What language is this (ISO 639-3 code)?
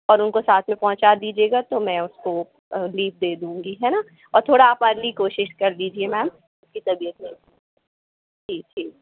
hin